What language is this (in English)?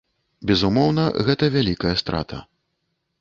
Belarusian